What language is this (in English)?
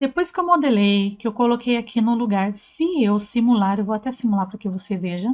Portuguese